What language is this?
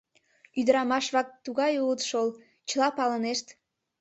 Mari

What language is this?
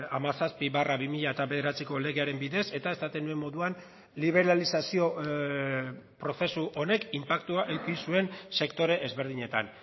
Basque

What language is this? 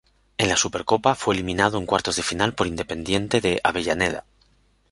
Spanish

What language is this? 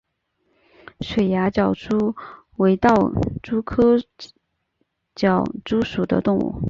Chinese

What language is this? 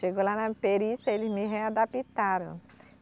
Portuguese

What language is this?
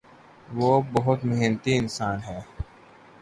Urdu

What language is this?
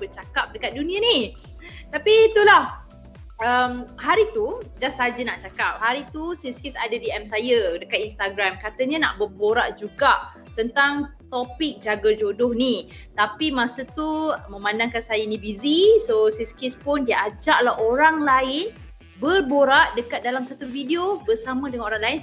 Malay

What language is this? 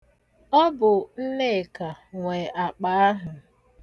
Igbo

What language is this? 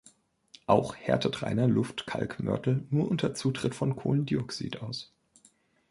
German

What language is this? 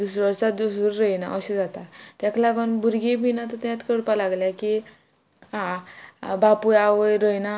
Konkani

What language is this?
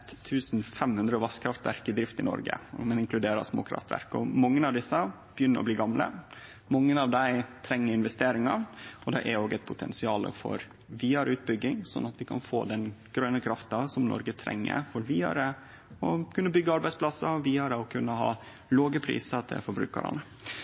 Norwegian Nynorsk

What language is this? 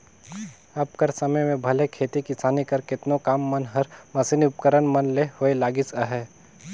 Chhattisgarhi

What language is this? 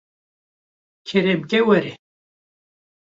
Kurdish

